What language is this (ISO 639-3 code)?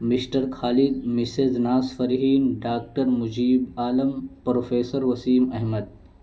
urd